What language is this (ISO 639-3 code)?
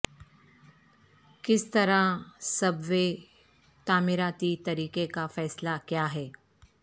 urd